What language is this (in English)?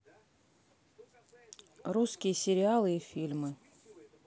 Russian